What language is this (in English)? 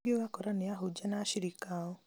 Kikuyu